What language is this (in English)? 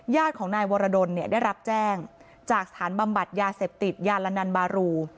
Thai